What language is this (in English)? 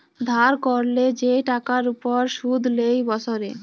Bangla